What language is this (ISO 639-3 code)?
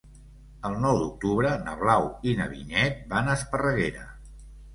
cat